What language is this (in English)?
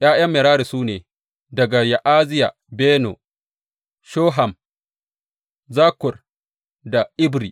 Hausa